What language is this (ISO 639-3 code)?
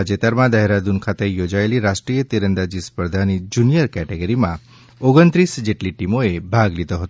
guj